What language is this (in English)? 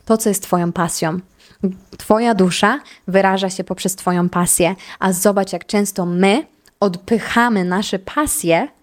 Polish